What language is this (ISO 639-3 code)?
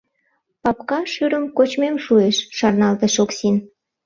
chm